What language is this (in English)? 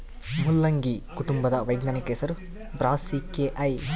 Kannada